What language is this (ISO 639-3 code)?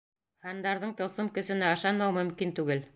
bak